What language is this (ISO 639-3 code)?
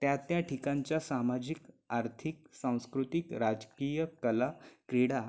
mar